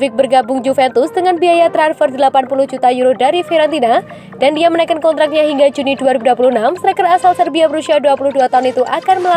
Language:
Indonesian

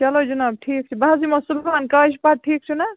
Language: Kashmiri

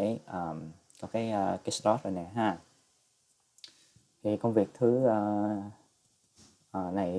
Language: Vietnamese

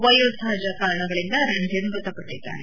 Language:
Kannada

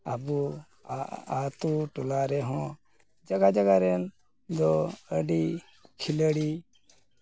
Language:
Santali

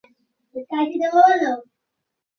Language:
Bangla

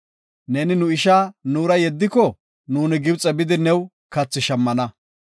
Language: Gofa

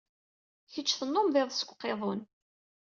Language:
Kabyle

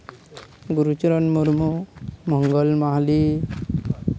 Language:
Santali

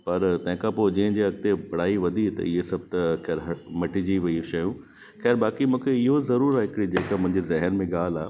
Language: Sindhi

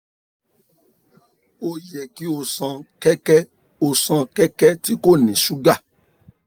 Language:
Yoruba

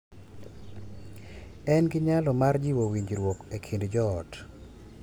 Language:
Luo (Kenya and Tanzania)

